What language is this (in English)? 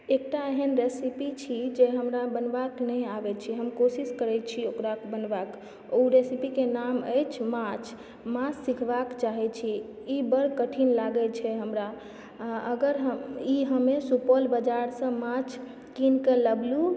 Maithili